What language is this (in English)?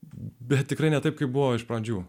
Lithuanian